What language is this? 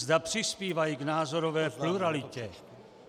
Czech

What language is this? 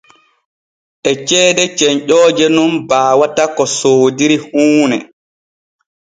Borgu Fulfulde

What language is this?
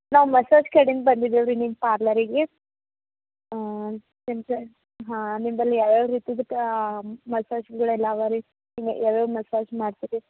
Kannada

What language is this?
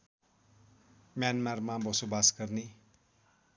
Nepali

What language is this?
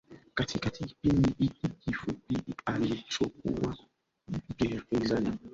Swahili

